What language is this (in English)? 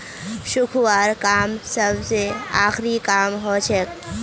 Magahi